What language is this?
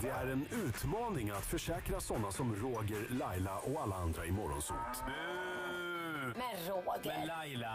Swedish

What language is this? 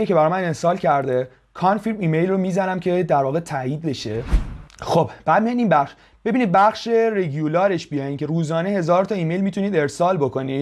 Persian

